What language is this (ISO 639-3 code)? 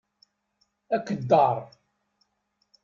kab